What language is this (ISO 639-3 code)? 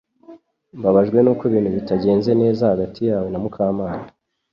kin